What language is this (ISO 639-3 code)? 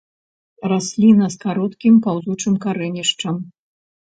bel